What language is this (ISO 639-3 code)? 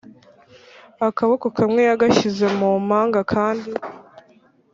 kin